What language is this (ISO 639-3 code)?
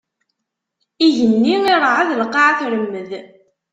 kab